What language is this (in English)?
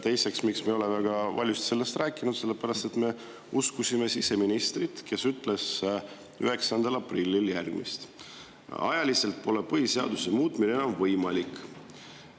Estonian